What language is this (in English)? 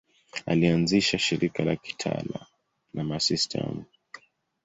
Swahili